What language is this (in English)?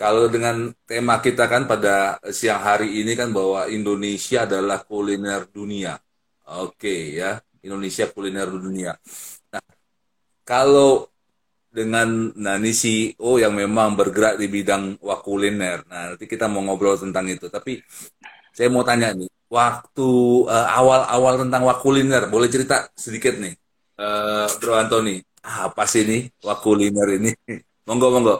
Indonesian